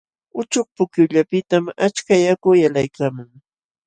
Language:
Jauja Wanca Quechua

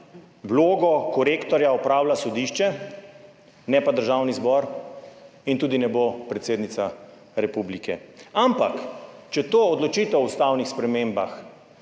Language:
Slovenian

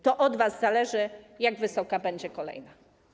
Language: Polish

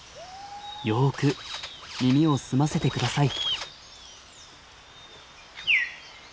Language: Japanese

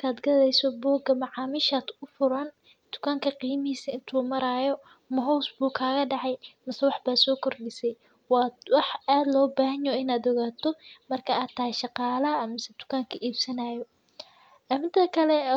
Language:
Somali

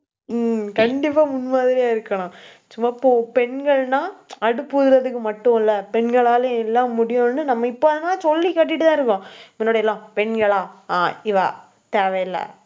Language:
Tamil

